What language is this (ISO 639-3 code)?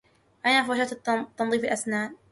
ara